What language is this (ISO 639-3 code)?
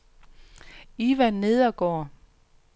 dan